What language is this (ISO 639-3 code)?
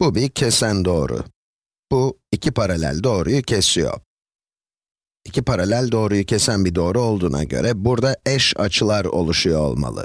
tur